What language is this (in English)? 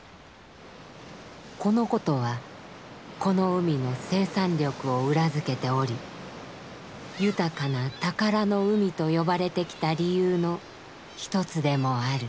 Japanese